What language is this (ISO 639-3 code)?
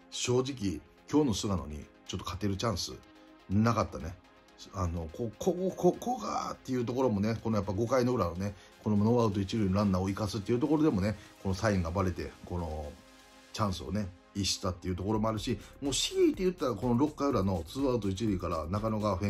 jpn